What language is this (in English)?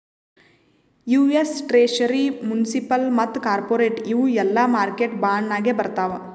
Kannada